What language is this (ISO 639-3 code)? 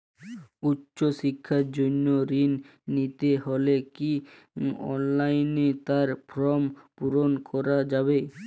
ben